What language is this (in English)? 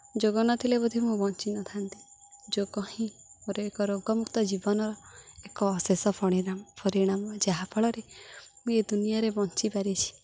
Odia